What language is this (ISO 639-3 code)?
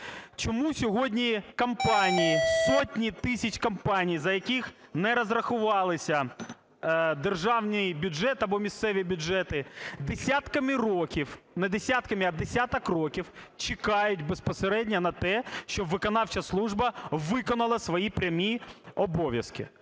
ukr